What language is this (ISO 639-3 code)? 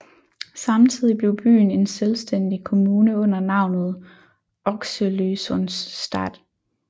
dan